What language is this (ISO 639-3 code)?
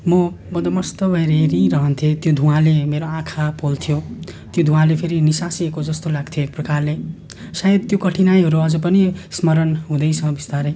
nep